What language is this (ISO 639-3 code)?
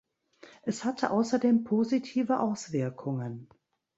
deu